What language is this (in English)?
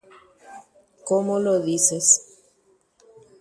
Guarani